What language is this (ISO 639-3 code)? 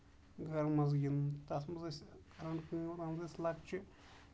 kas